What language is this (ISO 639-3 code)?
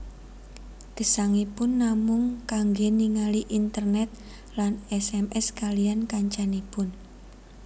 jav